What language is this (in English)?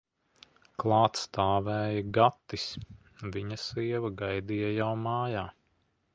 Latvian